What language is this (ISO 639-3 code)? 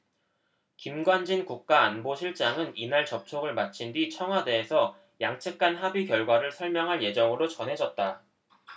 kor